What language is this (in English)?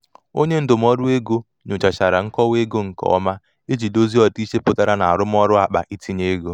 Igbo